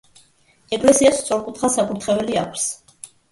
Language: Georgian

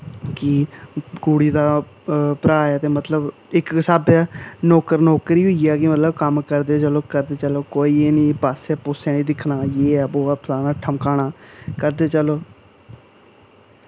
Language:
Dogri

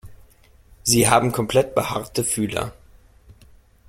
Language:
German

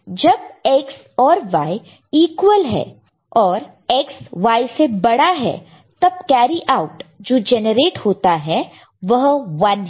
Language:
Hindi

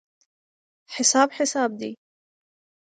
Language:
Pashto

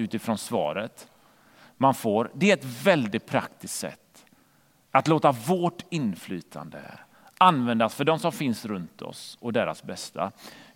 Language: Swedish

